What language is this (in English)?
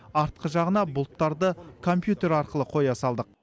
Kazakh